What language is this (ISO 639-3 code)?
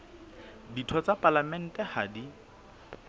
sot